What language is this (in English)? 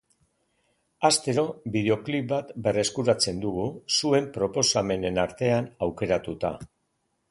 Basque